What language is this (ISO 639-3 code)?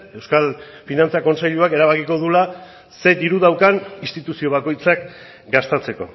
eus